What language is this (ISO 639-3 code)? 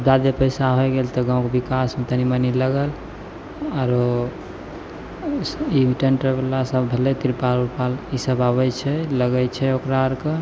mai